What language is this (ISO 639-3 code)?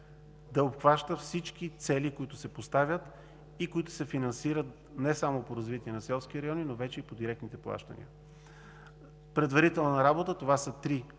bul